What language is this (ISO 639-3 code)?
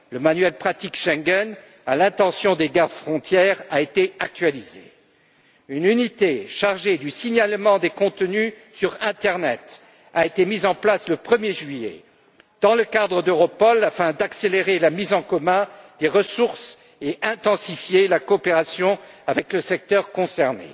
fra